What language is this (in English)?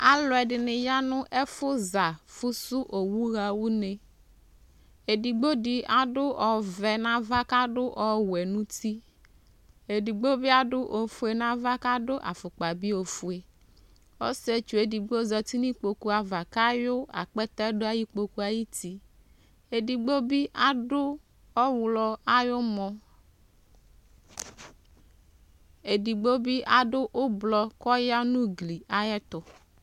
Ikposo